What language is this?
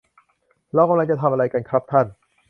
Thai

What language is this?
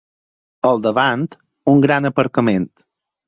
Catalan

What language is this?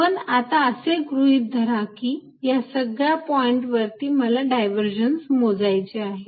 Marathi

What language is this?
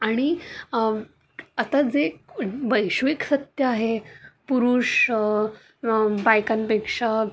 Marathi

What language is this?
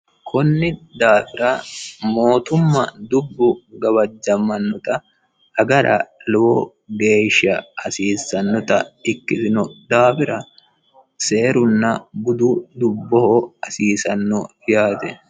Sidamo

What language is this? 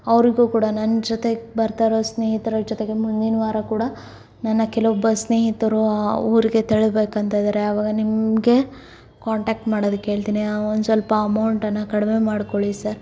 Kannada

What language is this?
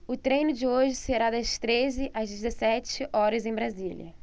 Portuguese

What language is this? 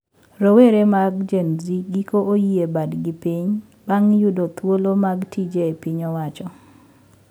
Luo (Kenya and Tanzania)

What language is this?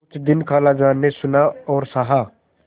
Hindi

